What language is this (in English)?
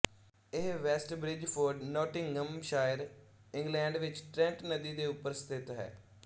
Punjabi